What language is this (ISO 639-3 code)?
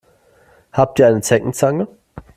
deu